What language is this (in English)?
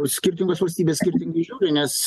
Lithuanian